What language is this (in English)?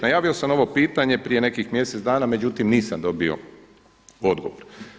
Croatian